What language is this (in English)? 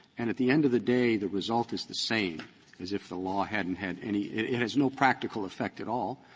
English